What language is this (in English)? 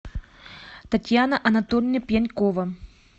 Russian